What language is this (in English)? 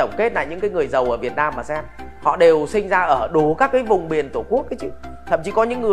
Vietnamese